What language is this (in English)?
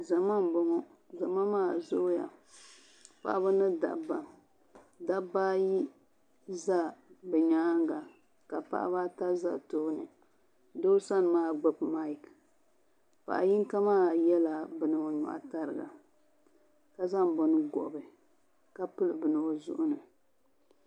Dagbani